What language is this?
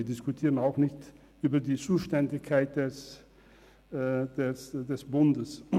Swiss German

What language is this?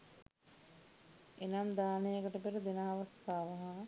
Sinhala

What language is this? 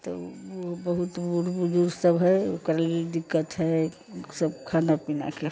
Maithili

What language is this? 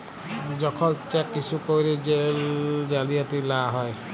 Bangla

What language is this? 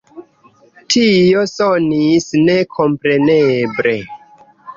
Esperanto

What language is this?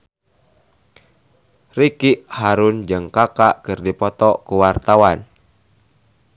Sundanese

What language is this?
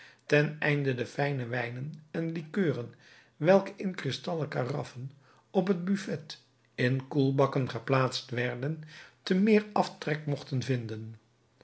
Dutch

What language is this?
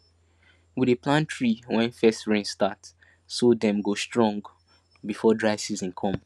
Nigerian Pidgin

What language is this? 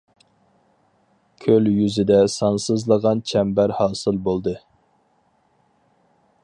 Uyghur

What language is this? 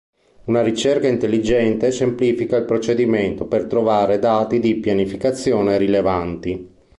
Italian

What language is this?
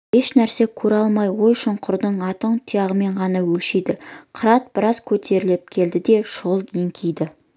Kazakh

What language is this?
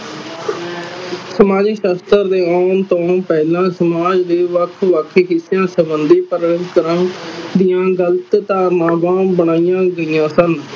Punjabi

